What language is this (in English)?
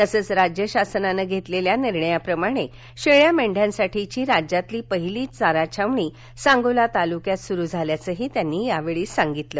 Marathi